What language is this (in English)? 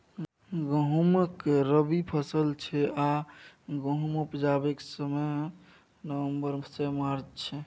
Maithili